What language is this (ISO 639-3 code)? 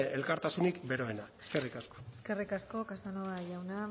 eus